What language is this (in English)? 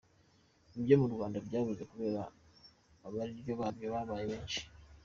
Kinyarwanda